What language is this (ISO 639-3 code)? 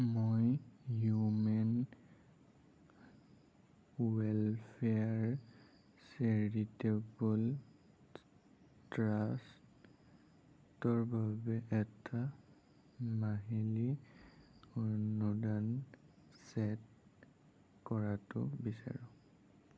asm